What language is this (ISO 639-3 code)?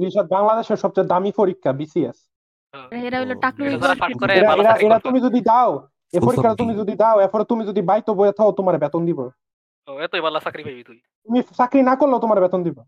ben